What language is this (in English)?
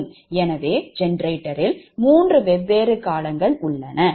Tamil